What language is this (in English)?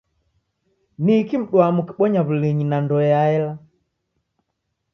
Taita